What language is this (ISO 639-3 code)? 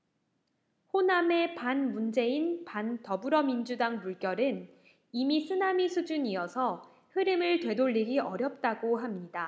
kor